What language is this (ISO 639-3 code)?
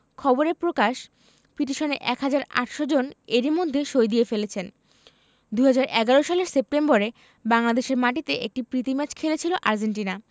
ben